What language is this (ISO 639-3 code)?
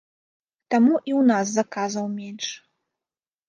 bel